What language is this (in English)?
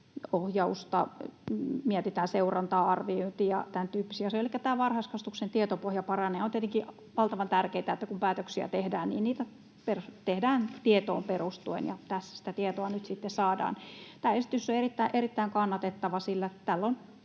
Finnish